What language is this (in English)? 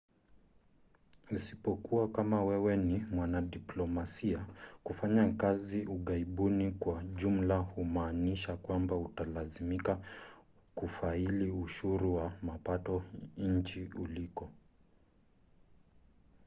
Swahili